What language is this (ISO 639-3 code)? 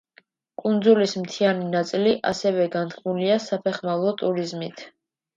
kat